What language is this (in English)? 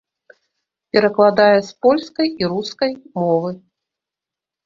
Belarusian